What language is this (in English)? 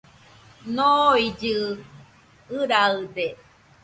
Nüpode Huitoto